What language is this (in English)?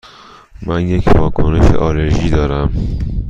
Persian